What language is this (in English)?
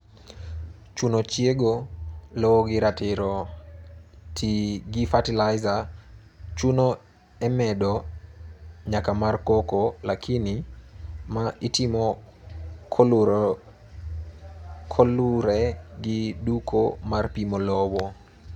Luo (Kenya and Tanzania)